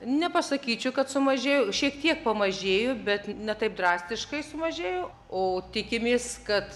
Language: Lithuanian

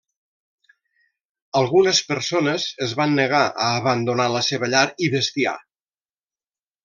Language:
Catalan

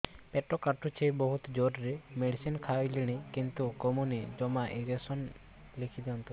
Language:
Odia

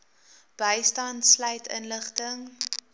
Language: Afrikaans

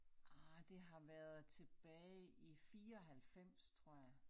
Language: Danish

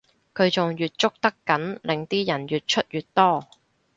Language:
Cantonese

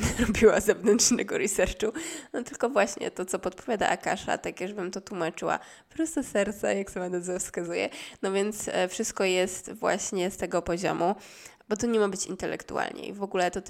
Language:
Polish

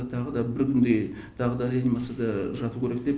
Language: Kazakh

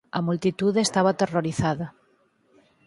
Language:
Galician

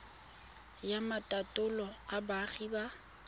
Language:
Tswana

